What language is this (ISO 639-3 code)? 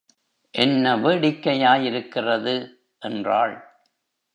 tam